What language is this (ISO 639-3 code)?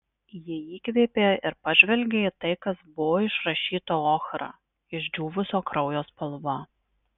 lit